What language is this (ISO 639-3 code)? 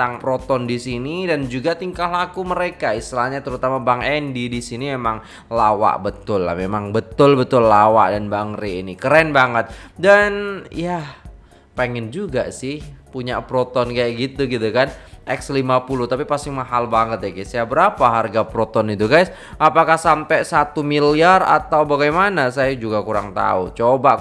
ind